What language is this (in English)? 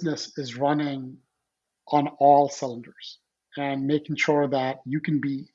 English